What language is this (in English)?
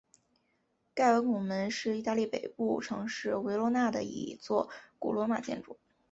Chinese